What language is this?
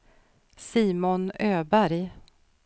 Swedish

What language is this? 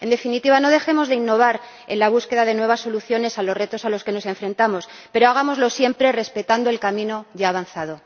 Spanish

